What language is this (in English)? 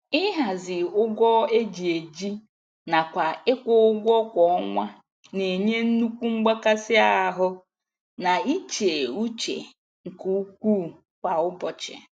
Igbo